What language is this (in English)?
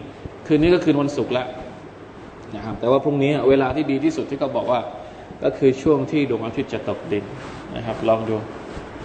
Thai